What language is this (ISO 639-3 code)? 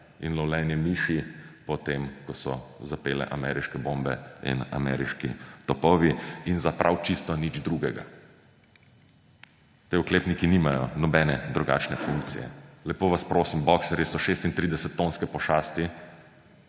slv